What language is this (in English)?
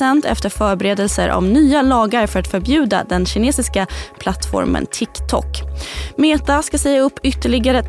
Swedish